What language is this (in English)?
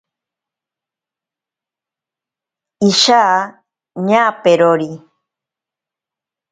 Ashéninka Perené